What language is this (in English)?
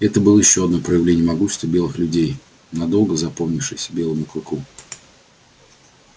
Russian